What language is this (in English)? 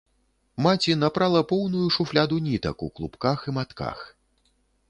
Belarusian